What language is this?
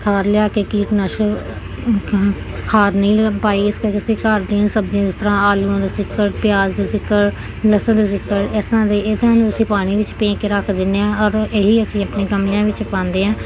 Punjabi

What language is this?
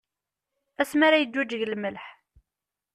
Kabyle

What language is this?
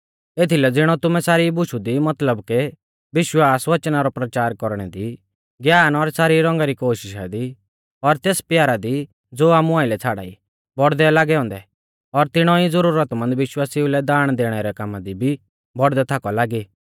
Mahasu Pahari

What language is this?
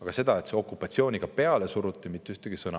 Estonian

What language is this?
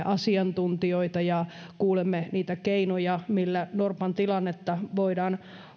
Finnish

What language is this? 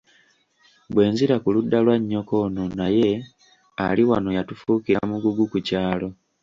Ganda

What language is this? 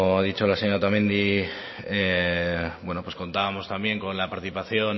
Spanish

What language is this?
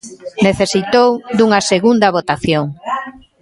Galician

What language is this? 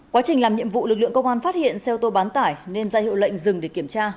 Vietnamese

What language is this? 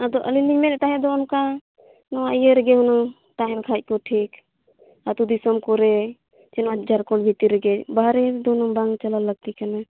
Santali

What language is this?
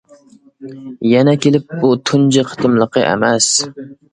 Uyghur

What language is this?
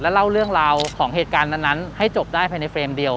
Thai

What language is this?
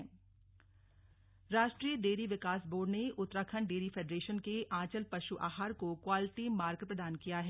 Hindi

